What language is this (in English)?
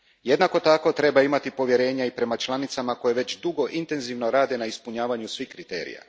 Croatian